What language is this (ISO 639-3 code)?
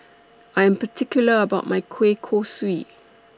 eng